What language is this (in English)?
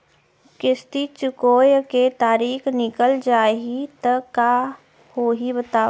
Chhattisgarhi